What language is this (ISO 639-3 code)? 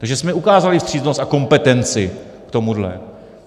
ces